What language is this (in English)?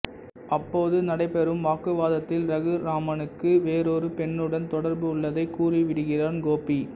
Tamil